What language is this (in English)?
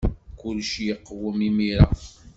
Kabyle